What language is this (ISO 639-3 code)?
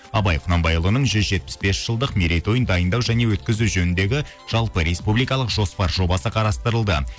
kaz